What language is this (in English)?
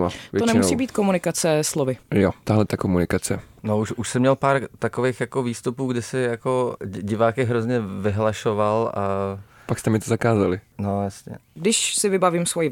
Czech